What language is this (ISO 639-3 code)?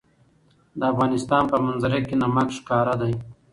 pus